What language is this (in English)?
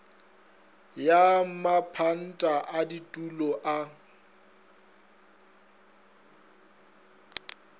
Northern Sotho